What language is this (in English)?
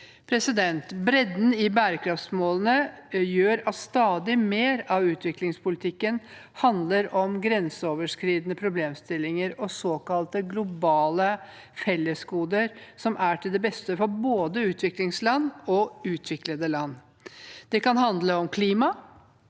Norwegian